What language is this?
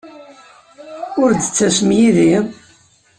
Kabyle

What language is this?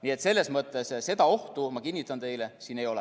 Estonian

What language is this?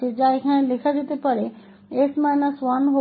Hindi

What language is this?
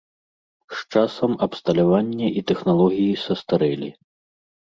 Belarusian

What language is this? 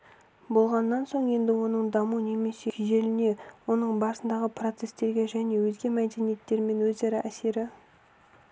Kazakh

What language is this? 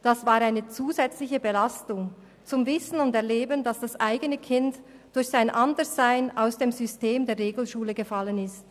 Swiss German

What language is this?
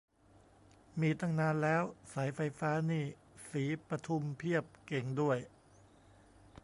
Thai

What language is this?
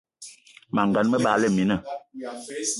Eton (Cameroon)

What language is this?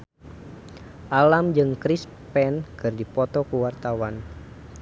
Sundanese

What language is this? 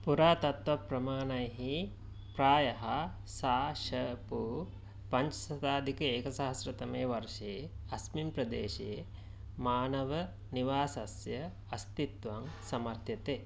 Sanskrit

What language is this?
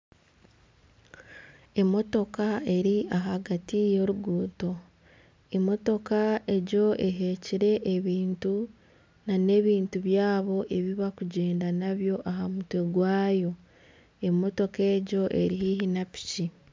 Nyankole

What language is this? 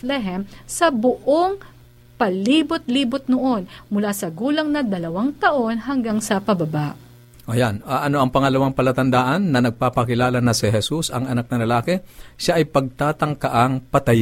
Filipino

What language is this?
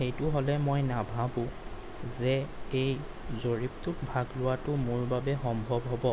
Assamese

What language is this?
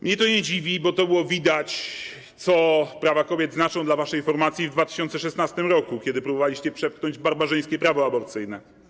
Polish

